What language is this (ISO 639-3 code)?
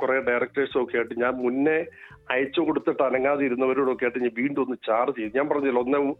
mal